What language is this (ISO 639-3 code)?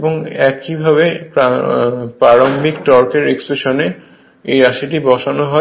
ben